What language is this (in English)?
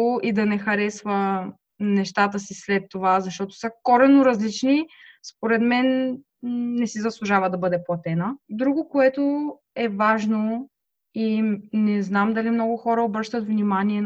Bulgarian